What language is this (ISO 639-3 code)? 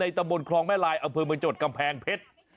tha